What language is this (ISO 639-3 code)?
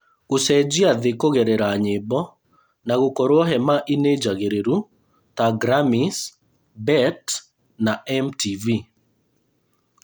kik